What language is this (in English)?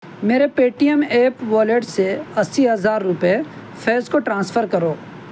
Urdu